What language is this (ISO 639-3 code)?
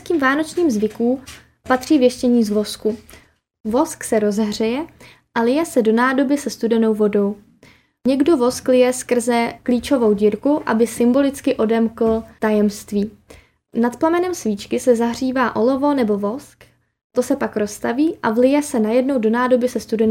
ces